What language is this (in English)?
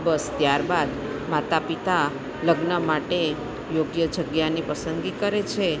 Gujarati